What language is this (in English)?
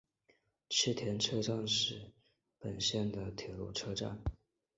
Chinese